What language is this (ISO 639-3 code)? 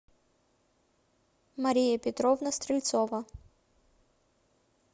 rus